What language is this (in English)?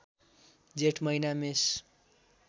Nepali